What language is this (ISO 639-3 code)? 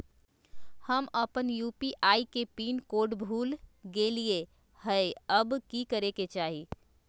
mag